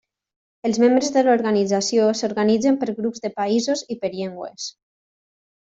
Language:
Catalan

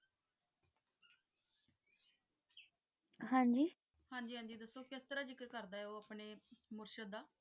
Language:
Punjabi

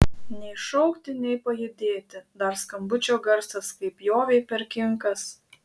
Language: Lithuanian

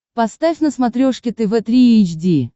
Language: Russian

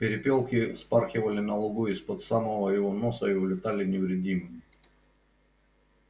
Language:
Russian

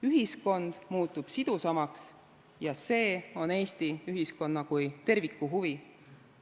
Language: Estonian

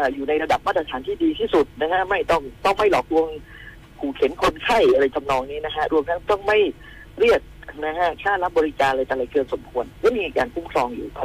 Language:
Thai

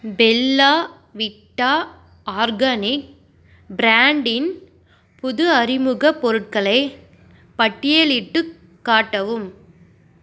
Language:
Tamil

